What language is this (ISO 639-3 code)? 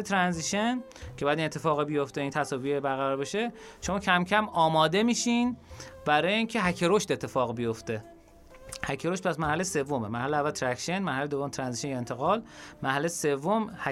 fas